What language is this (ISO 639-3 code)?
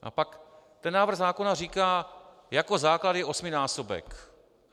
ces